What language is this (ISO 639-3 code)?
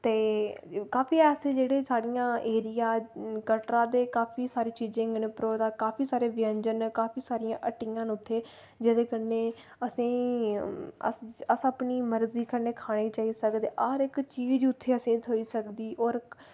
doi